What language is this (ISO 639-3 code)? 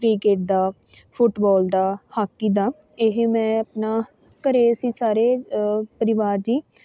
pan